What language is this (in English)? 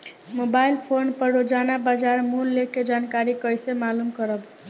Bhojpuri